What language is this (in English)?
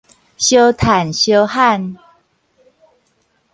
Min Nan Chinese